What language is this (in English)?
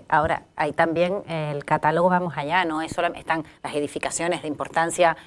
Spanish